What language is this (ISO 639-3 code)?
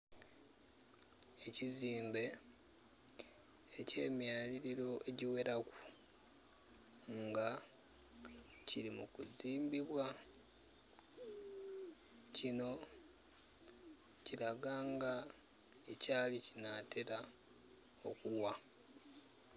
xog